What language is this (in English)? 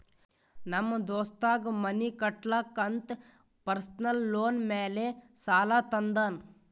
Kannada